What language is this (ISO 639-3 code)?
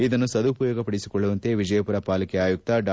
kan